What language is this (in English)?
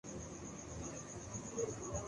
Urdu